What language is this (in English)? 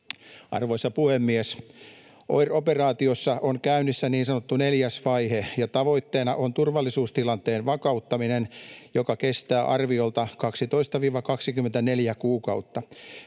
Finnish